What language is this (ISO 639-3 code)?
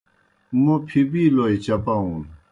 plk